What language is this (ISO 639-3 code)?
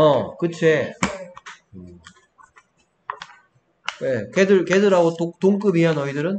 kor